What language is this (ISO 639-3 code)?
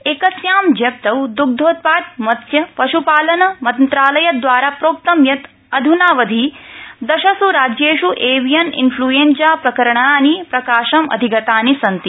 san